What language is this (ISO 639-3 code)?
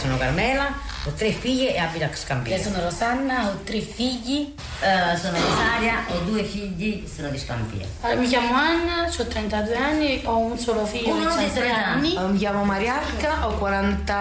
ita